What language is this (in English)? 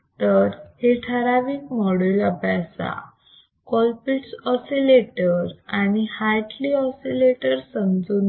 Marathi